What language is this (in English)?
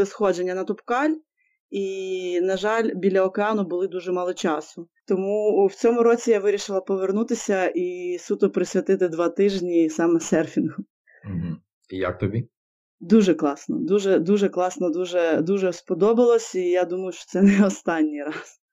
Ukrainian